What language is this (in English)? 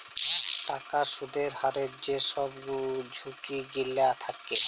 Bangla